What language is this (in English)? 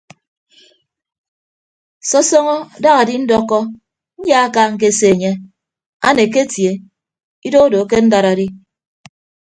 Ibibio